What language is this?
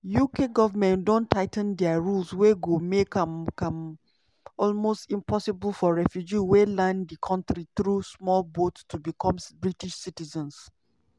Nigerian Pidgin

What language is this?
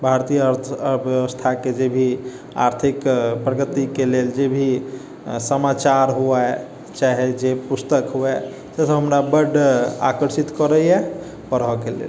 Maithili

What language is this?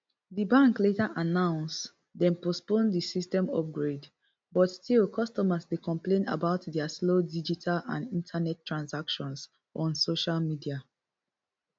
Nigerian Pidgin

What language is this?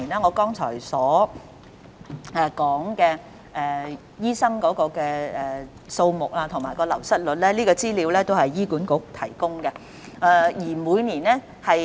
Cantonese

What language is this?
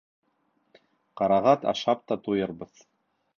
Bashkir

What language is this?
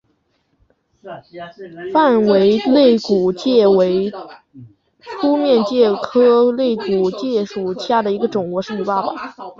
Chinese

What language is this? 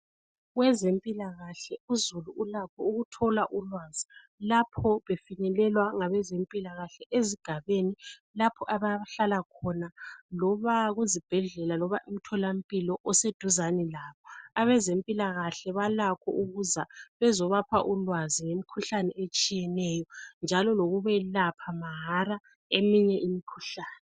North Ndebele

